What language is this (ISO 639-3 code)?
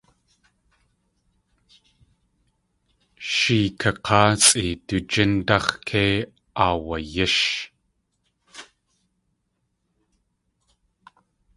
tli